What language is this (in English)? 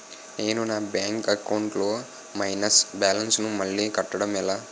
Telugu